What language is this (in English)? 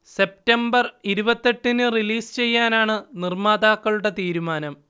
Malayalam